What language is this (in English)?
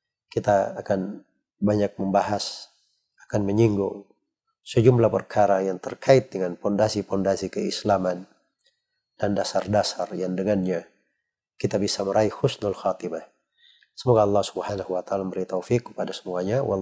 Indonesian